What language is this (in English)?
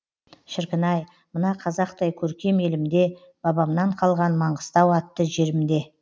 Kazakh